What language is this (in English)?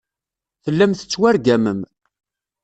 Kabyle